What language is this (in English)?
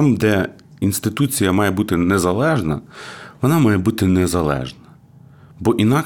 Ukrainian